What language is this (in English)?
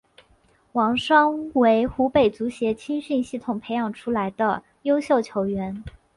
Chinese